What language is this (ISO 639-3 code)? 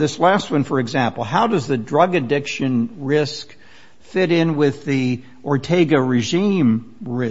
eng